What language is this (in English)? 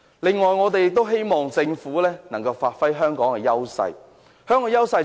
Cantonese